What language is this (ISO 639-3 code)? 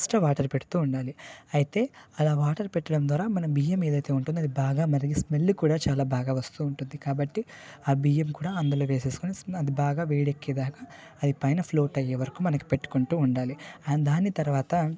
tel